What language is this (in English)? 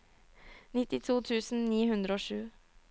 Norwegian